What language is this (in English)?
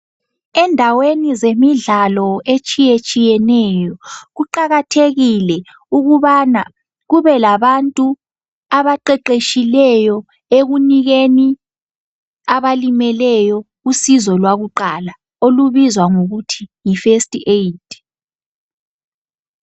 North Ndebele